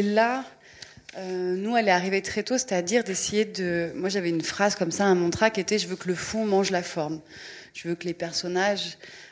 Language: French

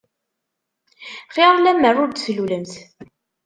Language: Kabyle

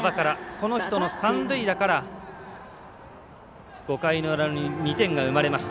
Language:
Japanese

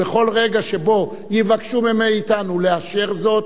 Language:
Hebrew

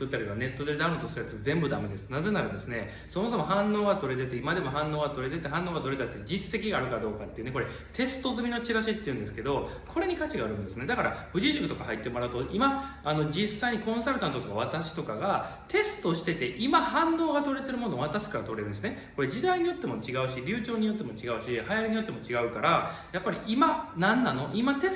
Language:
Japanese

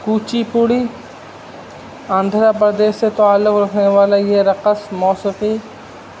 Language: Urdu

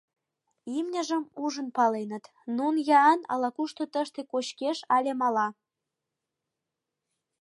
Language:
Mari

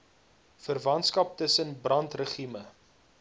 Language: Afrikaans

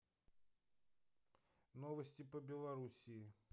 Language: Russian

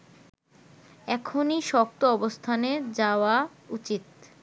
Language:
Bangla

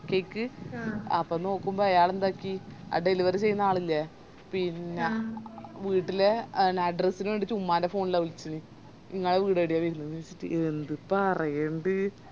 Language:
Malayalam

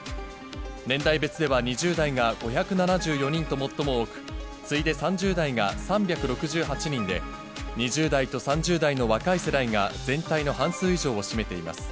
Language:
Japanese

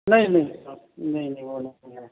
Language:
Urdu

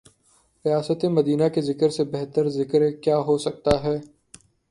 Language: Urdu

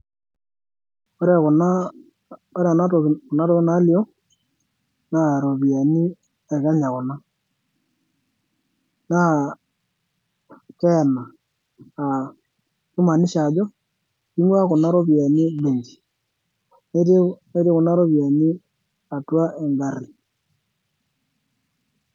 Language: Masai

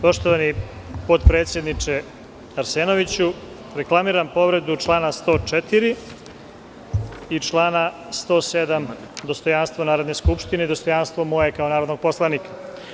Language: Serbian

